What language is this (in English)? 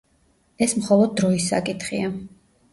Georgian